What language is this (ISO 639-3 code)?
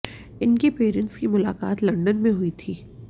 hin